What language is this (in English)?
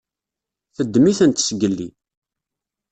Kabyle